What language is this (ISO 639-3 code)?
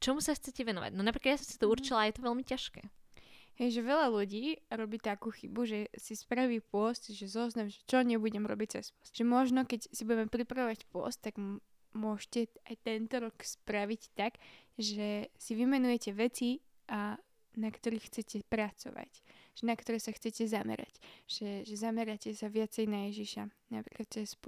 slk